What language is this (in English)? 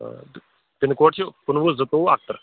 Kashmiri